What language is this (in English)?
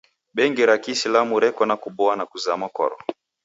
Taita